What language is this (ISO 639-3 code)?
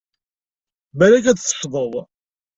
kab